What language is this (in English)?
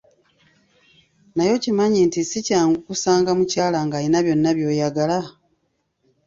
Ganda